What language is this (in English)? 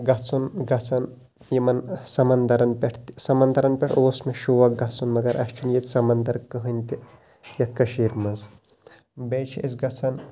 Kashmiri